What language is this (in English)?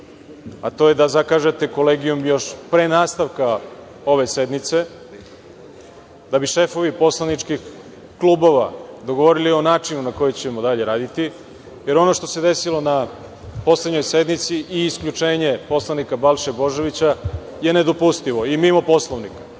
Serbian